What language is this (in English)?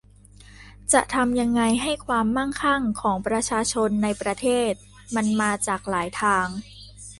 Thai